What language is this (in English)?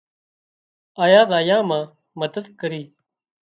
Wadiyara Koli